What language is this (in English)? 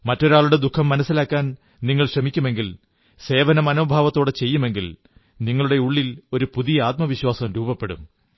Malayalam